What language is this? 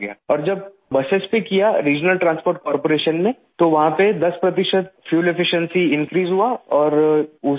Urdu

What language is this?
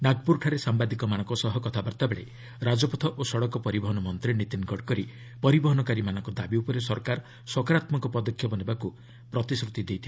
Odia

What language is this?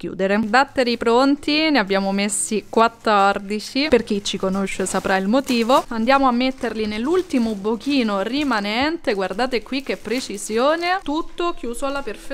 Italian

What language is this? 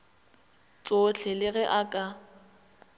Northern Sotho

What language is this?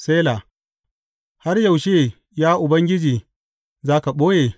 Hausa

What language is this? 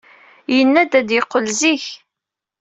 Kabyle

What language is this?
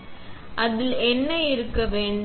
Tamil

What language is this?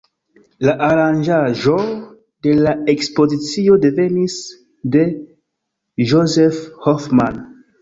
Esperanto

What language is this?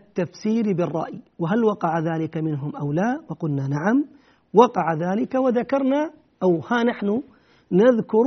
Arabic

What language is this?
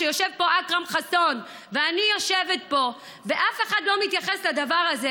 Hebrew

